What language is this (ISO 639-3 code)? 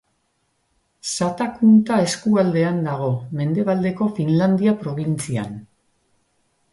eus